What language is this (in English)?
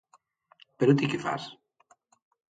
Galician